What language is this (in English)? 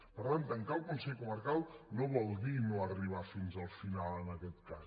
Catalan